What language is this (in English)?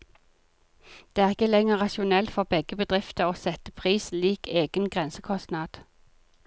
Norwegian